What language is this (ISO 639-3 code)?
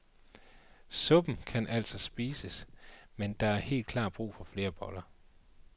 dan